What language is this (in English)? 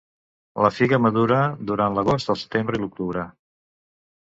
Catalan